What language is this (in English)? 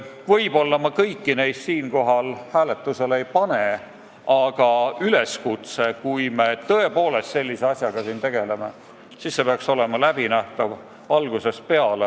Estonian